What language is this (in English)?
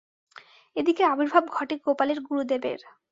Bangla